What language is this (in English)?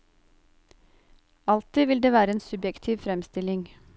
Norwegian